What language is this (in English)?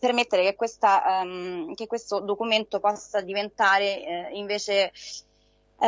Italian